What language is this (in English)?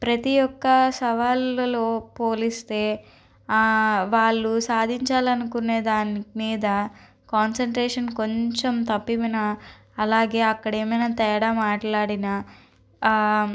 Telugu